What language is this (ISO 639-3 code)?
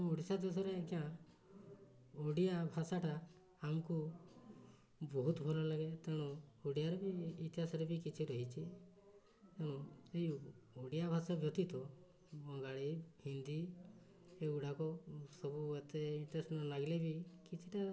ori